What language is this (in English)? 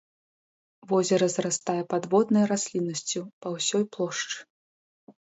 Belarusian